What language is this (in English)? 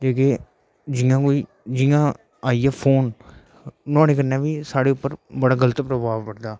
Dogri